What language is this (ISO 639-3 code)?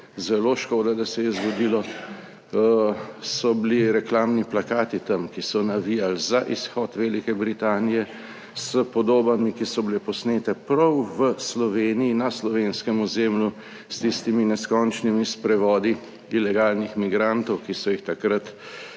slv